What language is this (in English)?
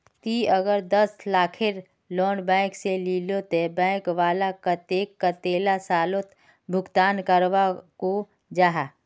Magahi